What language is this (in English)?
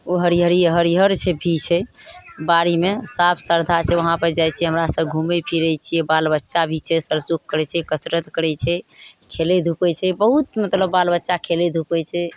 Maithili